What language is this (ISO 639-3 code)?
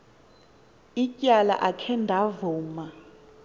xho